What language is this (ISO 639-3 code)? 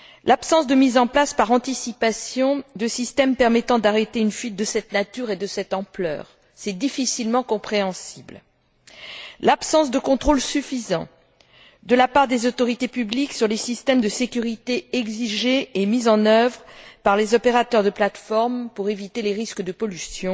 fra